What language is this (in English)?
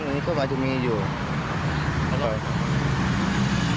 Thai